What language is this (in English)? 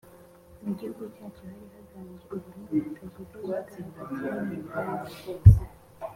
Kinyarwanda